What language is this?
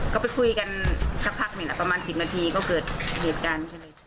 Thai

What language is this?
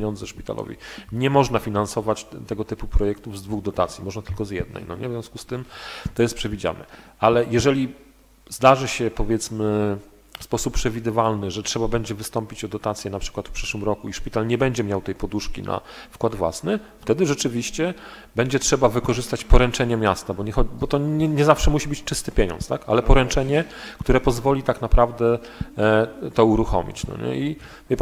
Polish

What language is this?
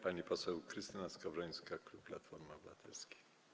Polish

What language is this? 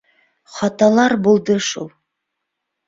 Bashkir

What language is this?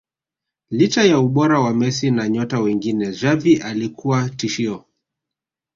Swahili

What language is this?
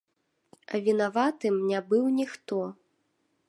Belarusian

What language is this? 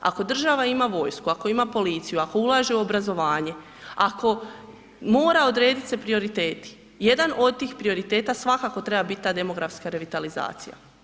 Croatian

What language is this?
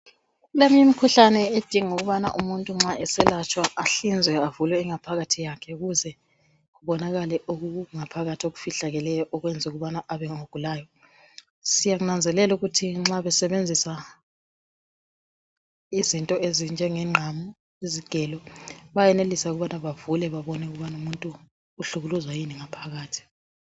North Ndebele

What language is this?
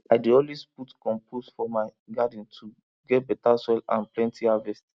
Nigerian Pidgin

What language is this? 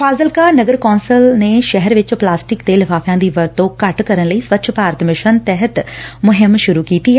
Punjabi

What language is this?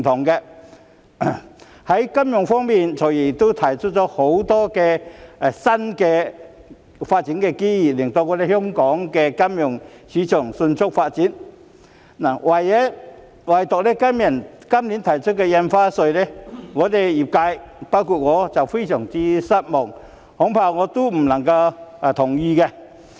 Cantonese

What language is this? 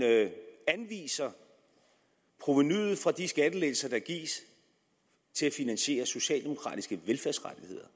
Danish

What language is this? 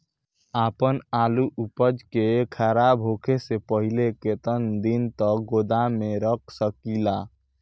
Bhojpuri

